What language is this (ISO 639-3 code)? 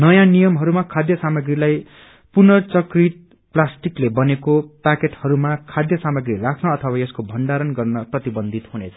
nep